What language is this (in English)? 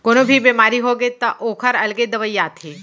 Chhattisgarhi